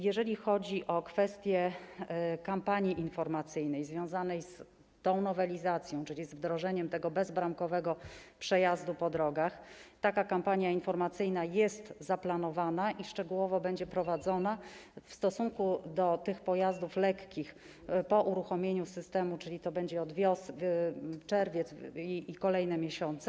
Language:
Polish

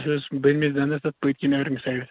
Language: Kashmiri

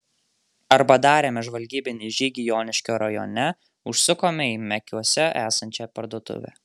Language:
Lithuanian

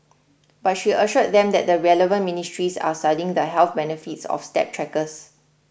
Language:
English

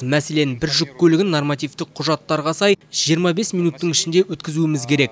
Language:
Kazakh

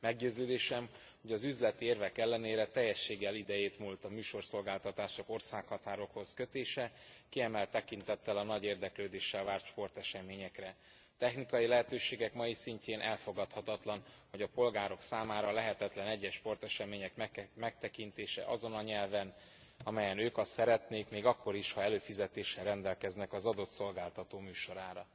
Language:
Hungarian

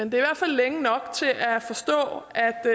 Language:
Danish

